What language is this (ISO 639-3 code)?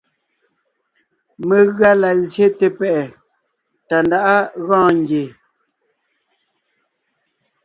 nnh